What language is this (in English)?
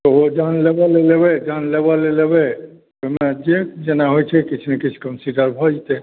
Maithili